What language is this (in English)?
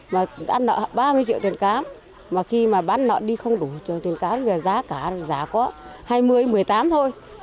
Vietnamese